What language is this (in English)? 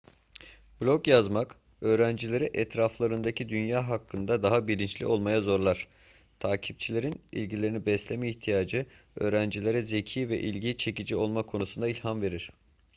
Turkish